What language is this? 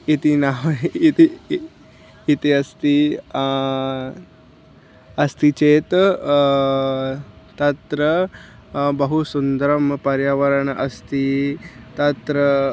Sanskrit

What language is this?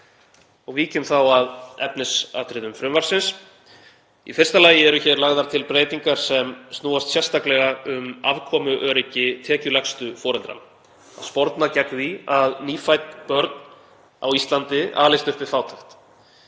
Icelandic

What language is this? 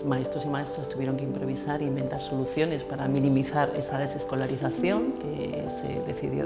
Spanish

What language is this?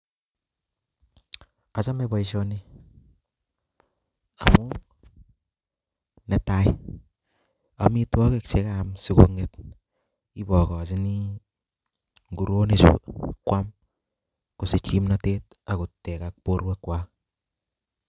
Kalenjin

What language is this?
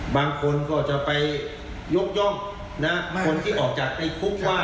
Thai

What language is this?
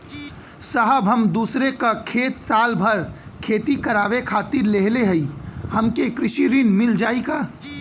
Bhojpuri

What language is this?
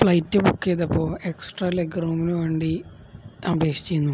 Malayalam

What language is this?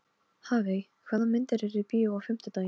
Icelandic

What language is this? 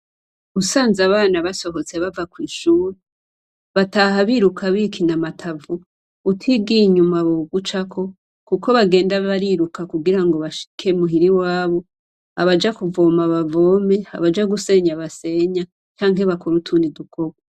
Rundi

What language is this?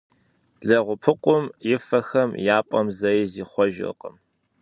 Kabardian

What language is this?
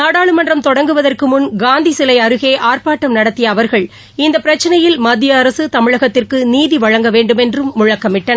Tamil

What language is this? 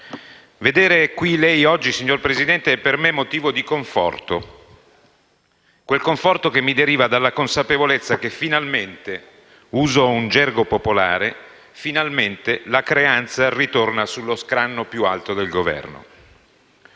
Italian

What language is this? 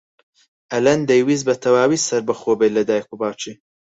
Central Kurdish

